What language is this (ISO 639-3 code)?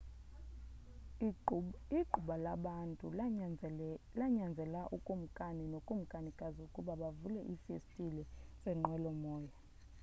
xho